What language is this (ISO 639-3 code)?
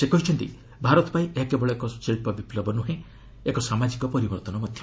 ori